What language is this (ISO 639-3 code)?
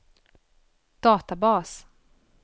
swe